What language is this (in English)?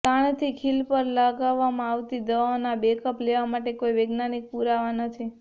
Gujarati